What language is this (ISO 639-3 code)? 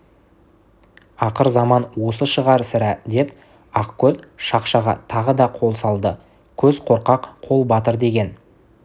kaz